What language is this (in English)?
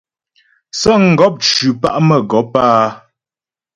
Ghomala